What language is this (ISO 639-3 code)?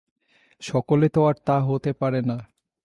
ben